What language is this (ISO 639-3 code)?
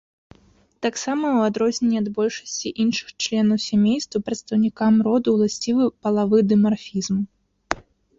bel